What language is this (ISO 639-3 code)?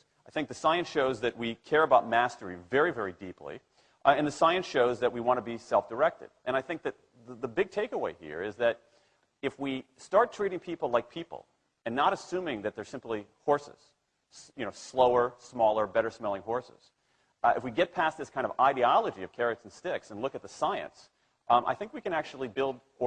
eng